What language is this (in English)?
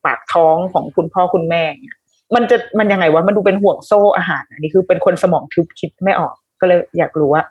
Thai